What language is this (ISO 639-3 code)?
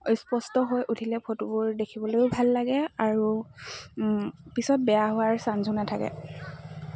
asm